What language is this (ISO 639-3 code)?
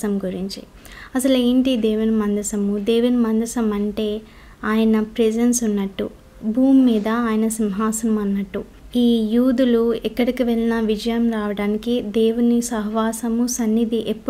tel